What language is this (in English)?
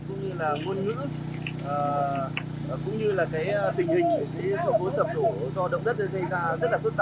Vietnamese